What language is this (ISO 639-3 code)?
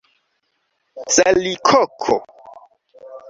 epo